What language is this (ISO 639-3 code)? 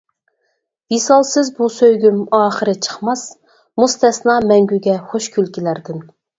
uig